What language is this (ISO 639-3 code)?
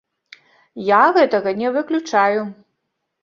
bel